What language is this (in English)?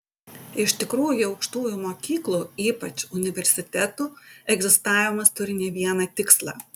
Lithuanian